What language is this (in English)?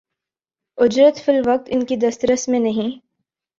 Urdu